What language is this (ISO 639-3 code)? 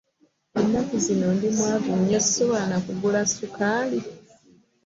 lug